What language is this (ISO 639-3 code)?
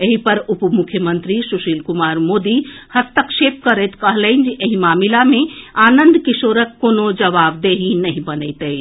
mai